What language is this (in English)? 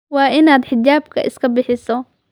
Somali